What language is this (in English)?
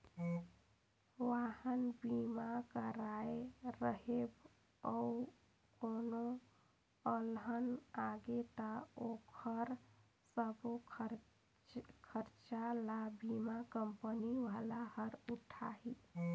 Chhattisgarhi